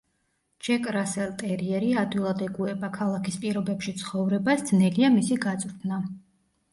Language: Georgian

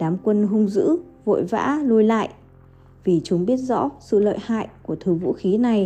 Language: Vietnamese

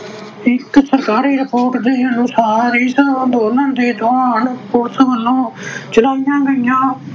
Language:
Punjabi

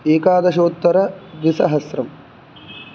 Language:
Sanskrit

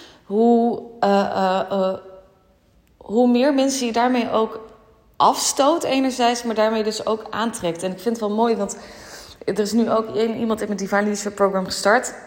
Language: Dutch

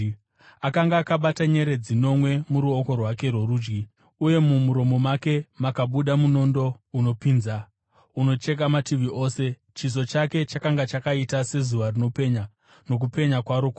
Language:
Shona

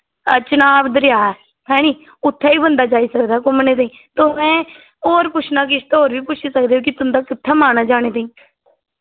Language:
Dogri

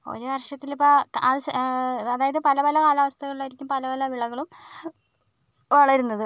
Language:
Malayalam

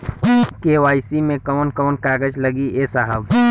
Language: Bhojpuri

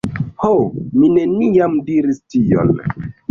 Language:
Esperanto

